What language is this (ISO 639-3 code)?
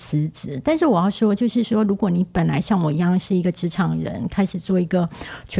zho